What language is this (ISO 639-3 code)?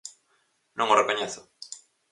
glg